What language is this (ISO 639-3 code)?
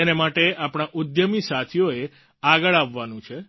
guj